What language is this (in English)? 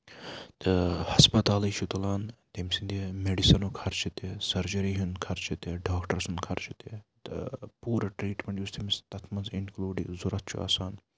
Kashmiri